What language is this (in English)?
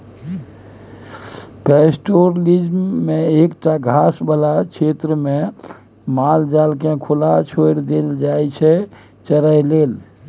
Maithili